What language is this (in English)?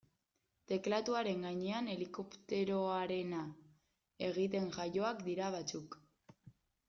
Basque